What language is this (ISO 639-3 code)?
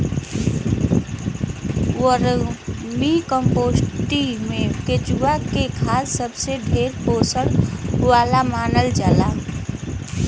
bho